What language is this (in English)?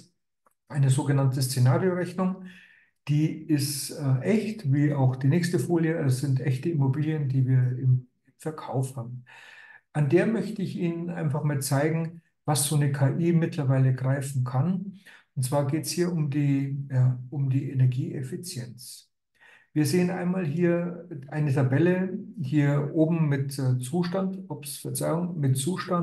German